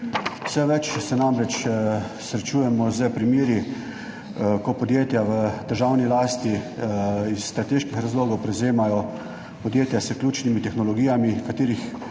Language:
Slovenian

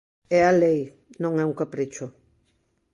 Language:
Galician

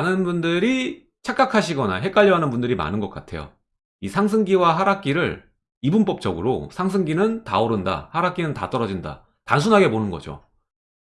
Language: Korean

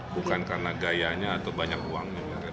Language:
Indonesian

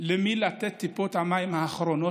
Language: Hebrew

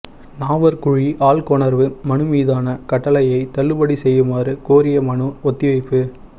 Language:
Tamil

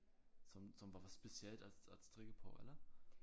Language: Danish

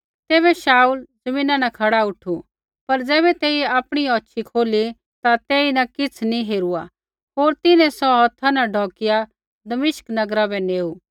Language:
Kullu Pahari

